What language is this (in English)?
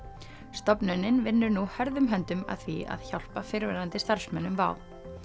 Icelandic